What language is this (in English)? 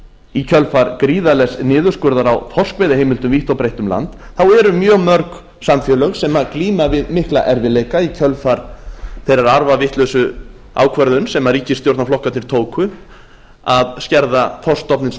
Icelandic